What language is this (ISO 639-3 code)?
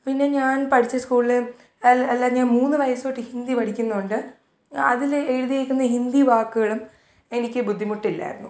mal